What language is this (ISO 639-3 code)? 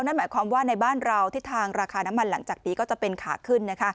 tha